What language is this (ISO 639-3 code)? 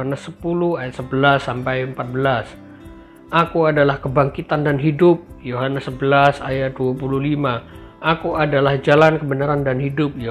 ind